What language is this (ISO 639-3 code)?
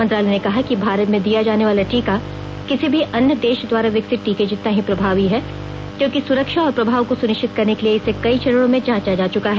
hin